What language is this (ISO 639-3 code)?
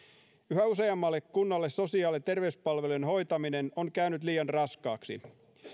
fin